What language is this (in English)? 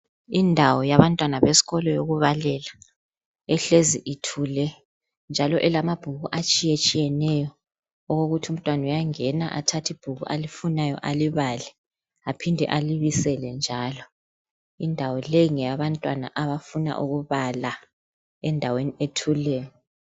North Ndebele